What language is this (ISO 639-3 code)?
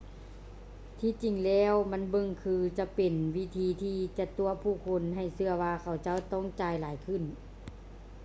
lao